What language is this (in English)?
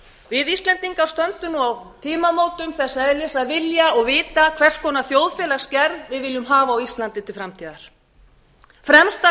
Icelandic